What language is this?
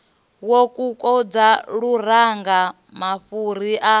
Venda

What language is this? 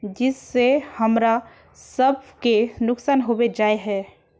Magahi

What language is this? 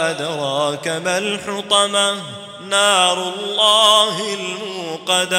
Arabic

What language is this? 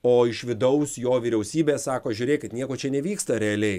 Lithuanian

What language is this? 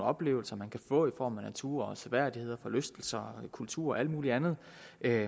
Danish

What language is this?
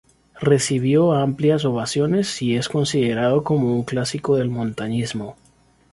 Spanish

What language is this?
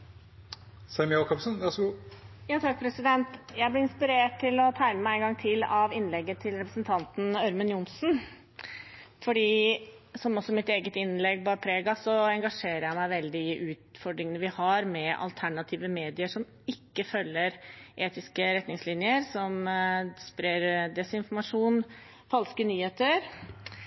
Norwegian Bokmål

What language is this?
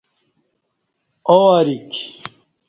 Kati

